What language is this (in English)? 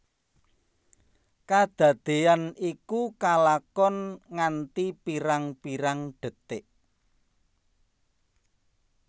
Javanese